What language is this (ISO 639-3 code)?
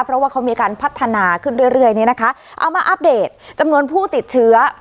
tha